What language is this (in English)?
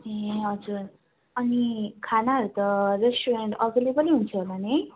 Nepali